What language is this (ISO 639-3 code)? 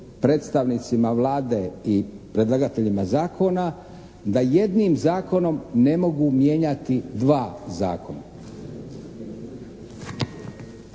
hrv